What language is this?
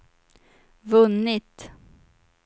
Swedish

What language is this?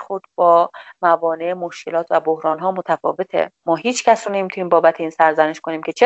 Persian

